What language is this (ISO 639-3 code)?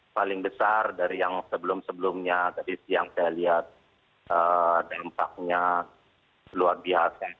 ind